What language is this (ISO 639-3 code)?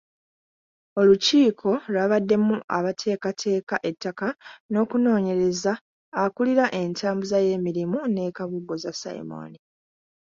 lug